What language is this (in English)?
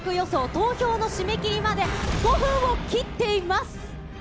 Japanese